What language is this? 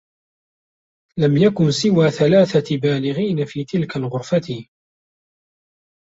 Arabic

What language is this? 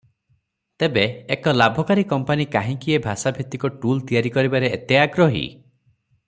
Odia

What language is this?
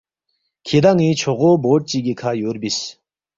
Balti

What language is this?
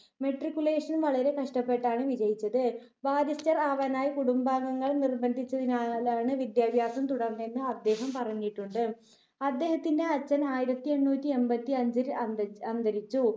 Malayalam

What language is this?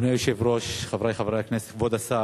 Hebrew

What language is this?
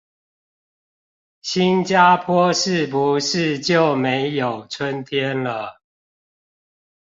Chinese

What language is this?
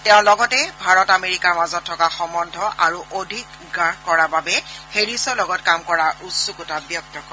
Assamese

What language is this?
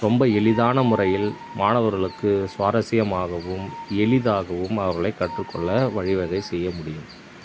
Tamil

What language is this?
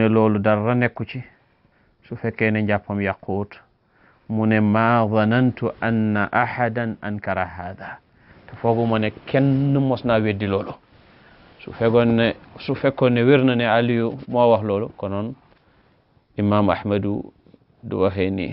Arabic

